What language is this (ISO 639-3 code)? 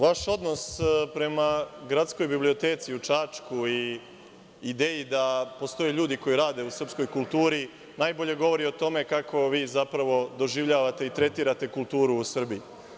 srp